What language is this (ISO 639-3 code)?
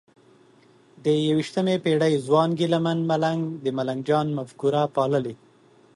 pus